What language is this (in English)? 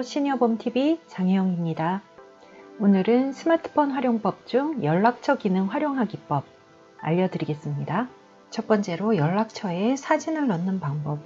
Korean